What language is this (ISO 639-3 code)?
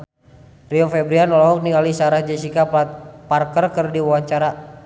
sun